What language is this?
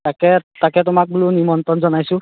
Assamese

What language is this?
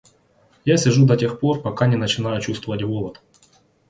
Russian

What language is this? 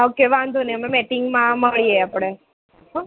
Gujarati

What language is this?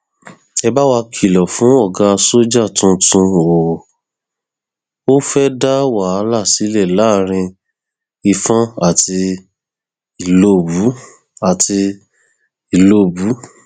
Yoruba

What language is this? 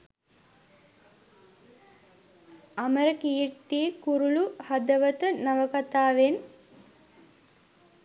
Sinhala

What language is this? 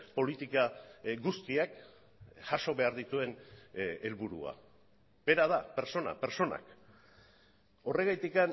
Basque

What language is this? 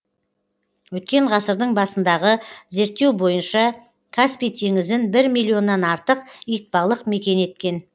Kazakh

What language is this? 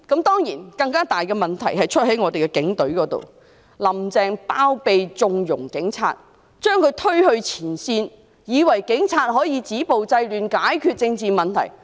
Cantonese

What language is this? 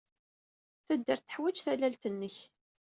Kabyle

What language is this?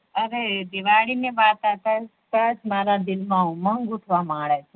Gujarati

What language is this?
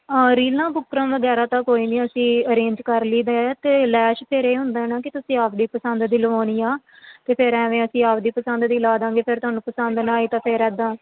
Punjabi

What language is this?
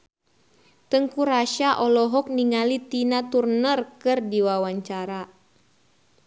Sundanese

